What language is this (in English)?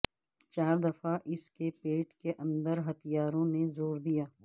Urdu